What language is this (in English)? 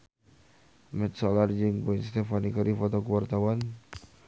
Sundanese